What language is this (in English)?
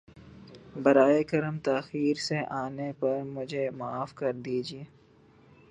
Urdu